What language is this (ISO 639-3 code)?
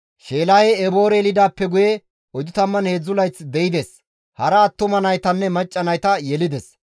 gmv